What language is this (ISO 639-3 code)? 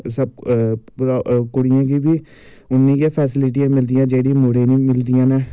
doi